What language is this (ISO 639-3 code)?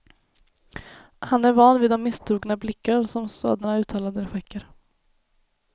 swe